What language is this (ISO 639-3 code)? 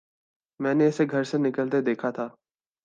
urd